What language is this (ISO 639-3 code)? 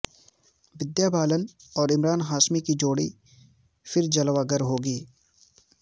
urd